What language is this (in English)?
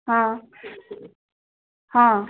Odia